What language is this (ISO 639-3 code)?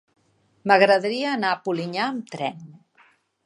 cat